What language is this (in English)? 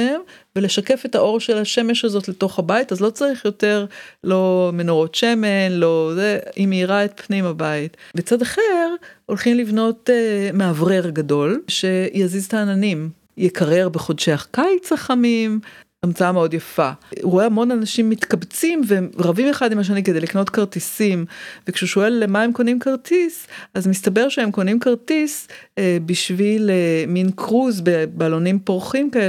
Hebrew